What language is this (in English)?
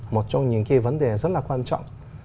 Vietnamese